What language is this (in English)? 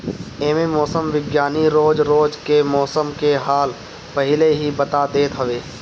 Bhojpuri